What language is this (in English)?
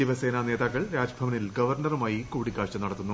Malayalam